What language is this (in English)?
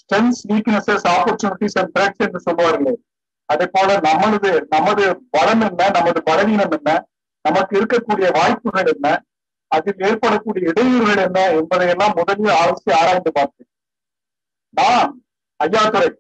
Tamil